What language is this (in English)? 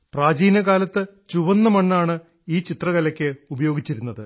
Malayalam